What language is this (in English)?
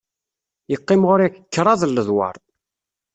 Kabyle